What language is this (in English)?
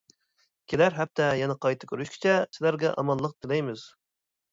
Uyghur